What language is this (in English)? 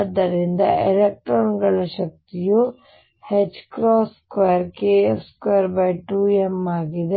Kannada